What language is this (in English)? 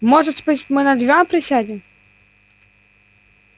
Russian